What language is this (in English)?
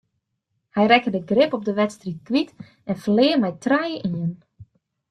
Western Frisian